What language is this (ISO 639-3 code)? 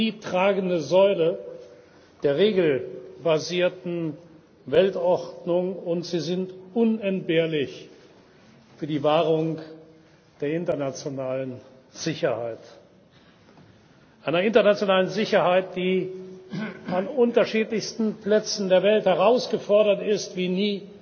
deu